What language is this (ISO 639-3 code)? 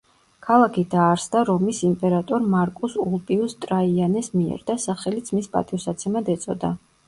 kat